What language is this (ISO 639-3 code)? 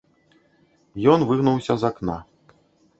bel